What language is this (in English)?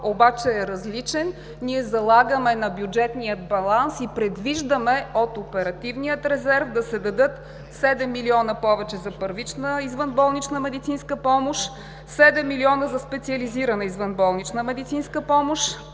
Bulgarian